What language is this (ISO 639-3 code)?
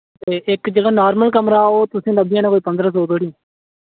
doi